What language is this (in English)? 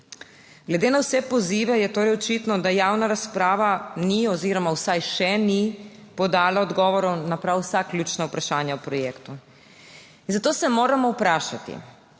Slovenian